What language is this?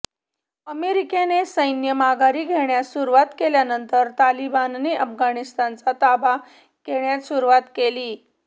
Marathi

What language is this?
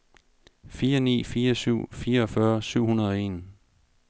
Danish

